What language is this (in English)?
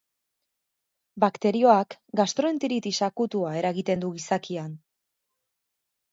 Basque